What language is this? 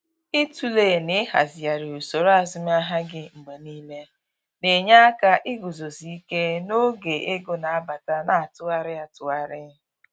Igbo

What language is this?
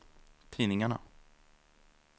Swedish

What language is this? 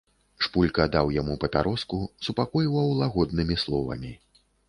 Belarusian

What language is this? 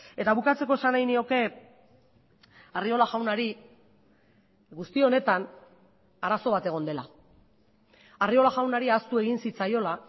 Basque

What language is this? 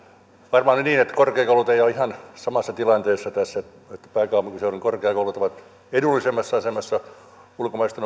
Finnish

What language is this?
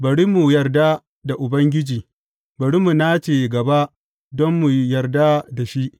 Hausa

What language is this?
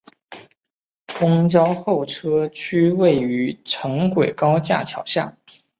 Chinese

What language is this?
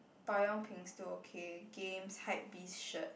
English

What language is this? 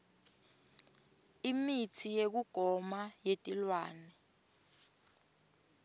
Swati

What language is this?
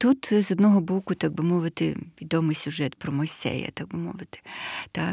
Ukrainian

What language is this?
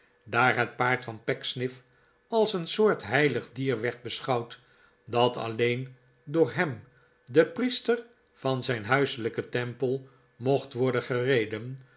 Dutch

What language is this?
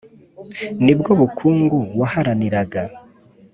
Kinyarwanda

